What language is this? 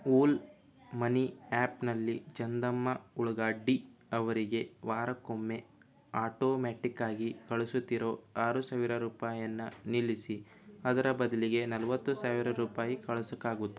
Kannada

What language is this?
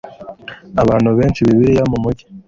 Kinyarwanda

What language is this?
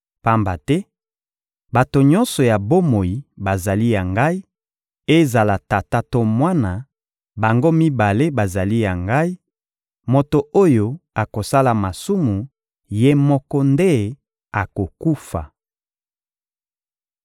Lingala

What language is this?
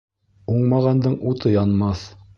Bashkir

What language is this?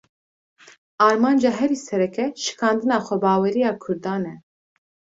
Kurdish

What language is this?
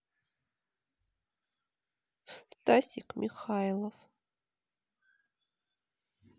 Russian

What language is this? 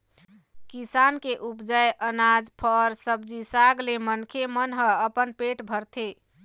Chhattisgarhi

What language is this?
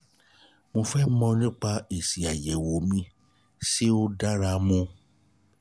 Yoruba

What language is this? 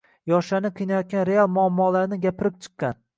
Uzbek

